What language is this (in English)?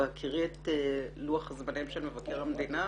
Hebrew